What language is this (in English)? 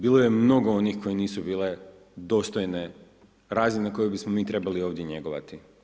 Croatian